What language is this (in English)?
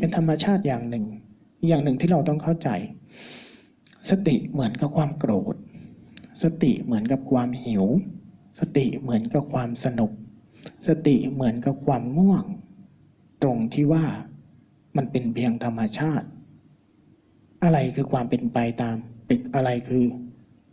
Thai